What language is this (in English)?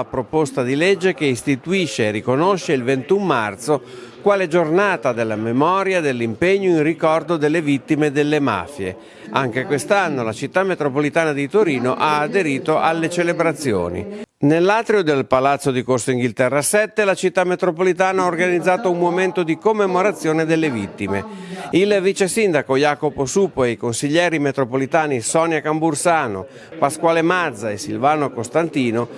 Italian